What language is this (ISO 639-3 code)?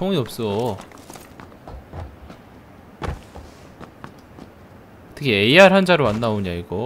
kor